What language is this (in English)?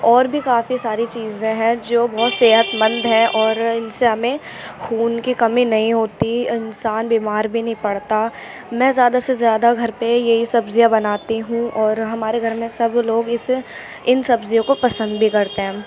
Urdu